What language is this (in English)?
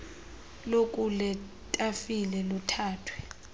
Xhosa